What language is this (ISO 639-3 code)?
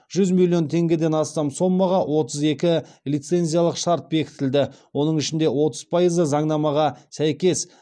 kaz